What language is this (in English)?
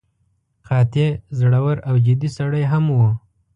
Pashto